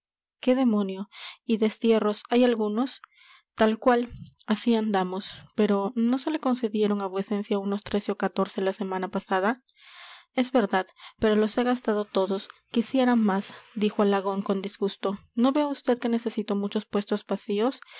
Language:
Spanish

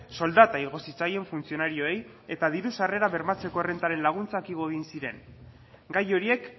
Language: Basque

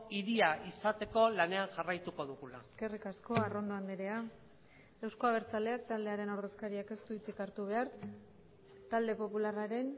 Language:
Basque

